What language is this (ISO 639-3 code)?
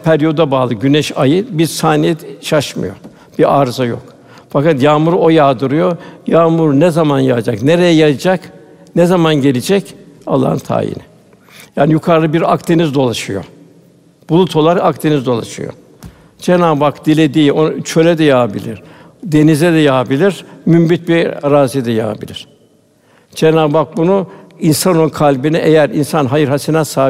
tur